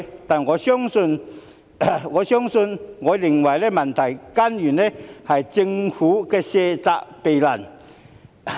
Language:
Cantonese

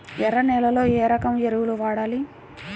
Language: Telugu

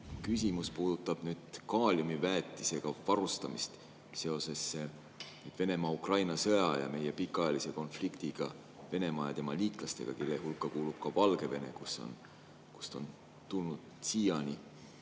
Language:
Estonian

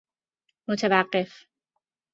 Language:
Persian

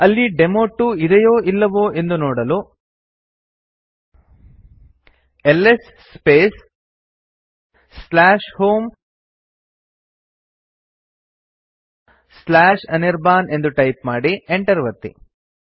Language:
Kannada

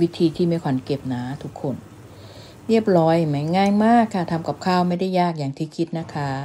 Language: Thai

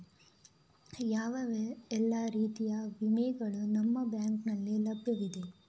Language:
Kannada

